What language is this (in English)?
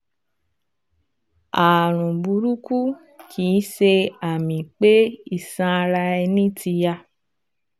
Yoruba